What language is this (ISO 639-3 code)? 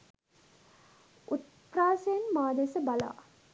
sin